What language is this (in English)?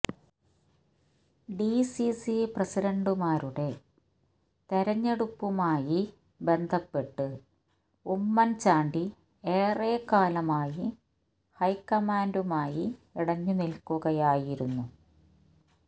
Malayalam